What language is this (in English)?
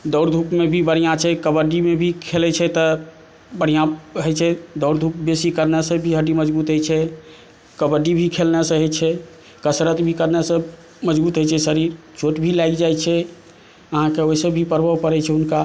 Maithili